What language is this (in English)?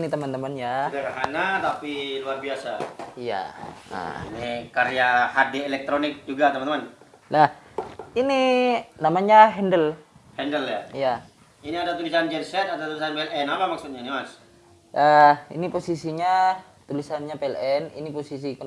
Indonesian